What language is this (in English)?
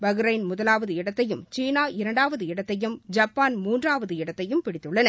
Tamil